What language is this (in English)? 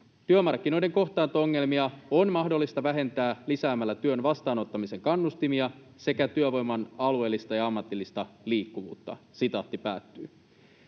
Finnish